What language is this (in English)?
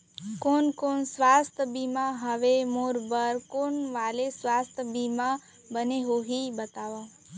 Chhattisgarhi